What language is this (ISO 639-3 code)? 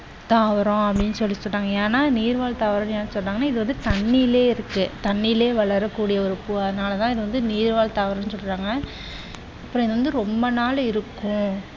tam